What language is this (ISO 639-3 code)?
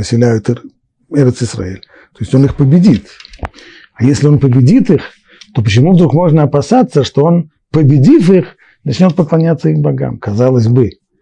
rus